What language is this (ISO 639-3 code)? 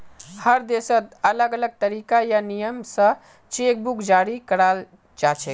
mag